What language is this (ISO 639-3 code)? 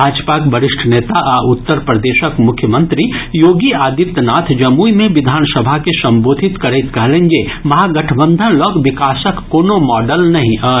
mai